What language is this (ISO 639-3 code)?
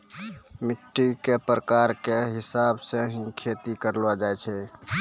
mai